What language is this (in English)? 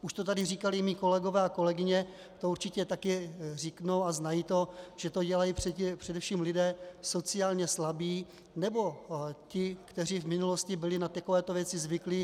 Czech